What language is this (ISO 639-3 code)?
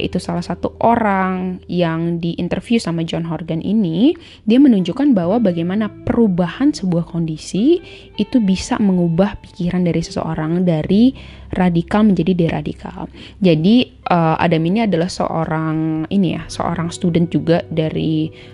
ind